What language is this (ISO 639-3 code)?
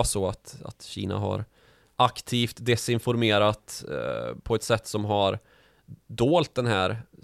swe